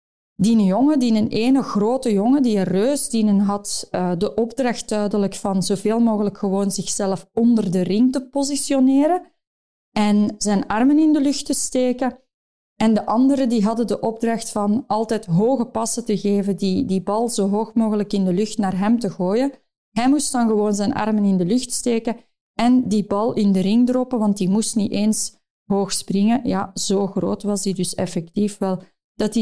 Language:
Dutch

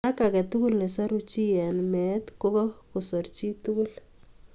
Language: Kalenjin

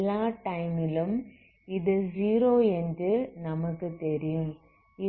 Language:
Tamil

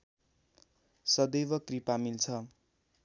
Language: Nepali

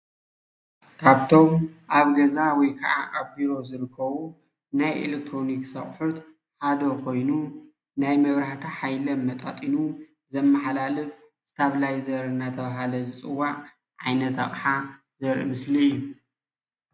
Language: Tigrinya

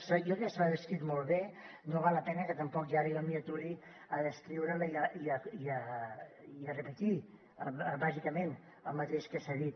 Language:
Catalan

